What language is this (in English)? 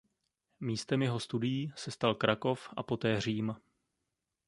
Czech